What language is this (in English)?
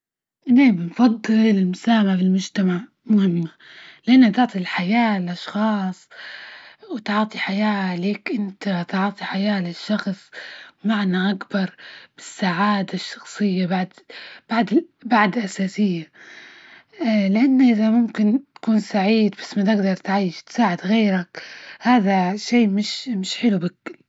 Libyan Arabic